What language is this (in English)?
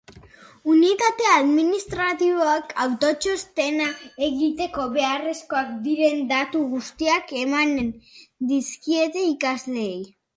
Basque